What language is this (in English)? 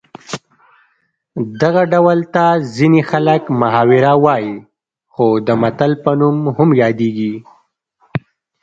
Pashto